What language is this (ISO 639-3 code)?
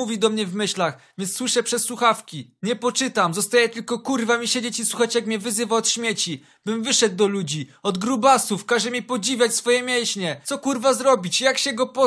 pol